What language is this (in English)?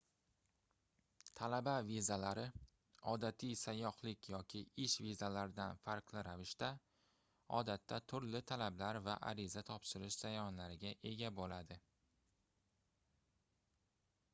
Uzbek